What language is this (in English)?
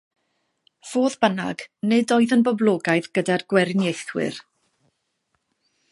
Welsh